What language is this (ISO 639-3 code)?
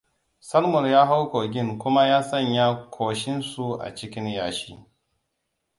hau